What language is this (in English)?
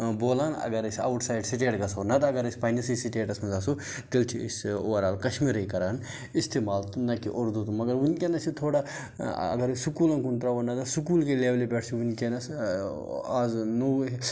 Kashmiri